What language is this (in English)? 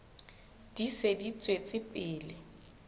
Southern Sotho